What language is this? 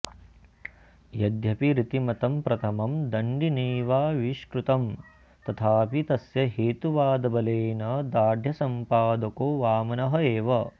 Sanskrit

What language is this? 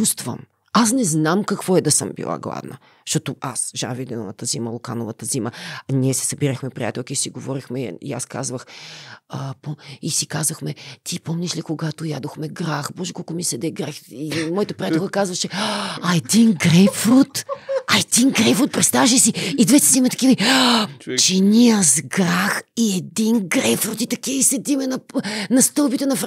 Bulgarian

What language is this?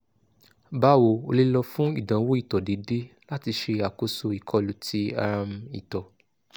Yoruba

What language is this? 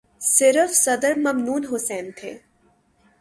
Urdu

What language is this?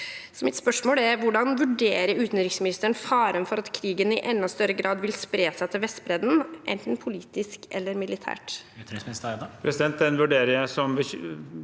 Norwegian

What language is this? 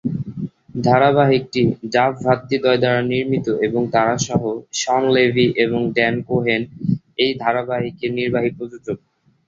Bangla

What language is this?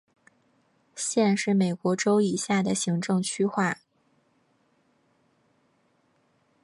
Chinese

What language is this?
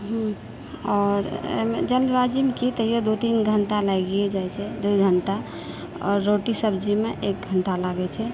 Maithili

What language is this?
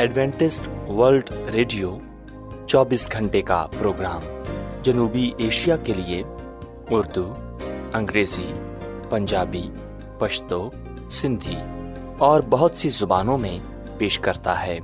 Urdu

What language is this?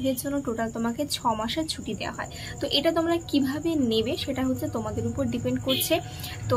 Bangla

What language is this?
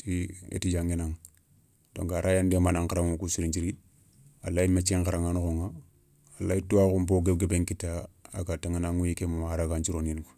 Soninke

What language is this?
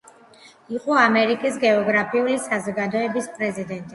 Georgian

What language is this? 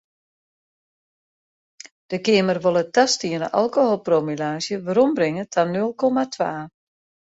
Western Frisian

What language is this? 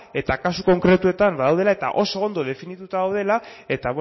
Basque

